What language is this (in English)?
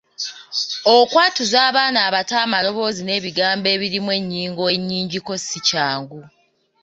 Ganda